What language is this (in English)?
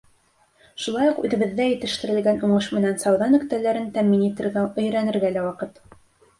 Bashkir